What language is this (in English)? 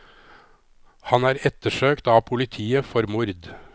Norwegian